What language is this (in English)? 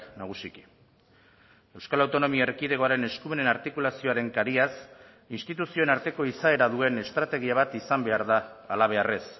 Basque